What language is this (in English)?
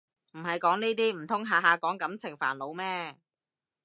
Cantonese